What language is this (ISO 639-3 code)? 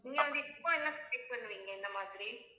tam